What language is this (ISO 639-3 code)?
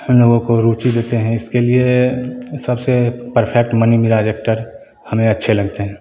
hin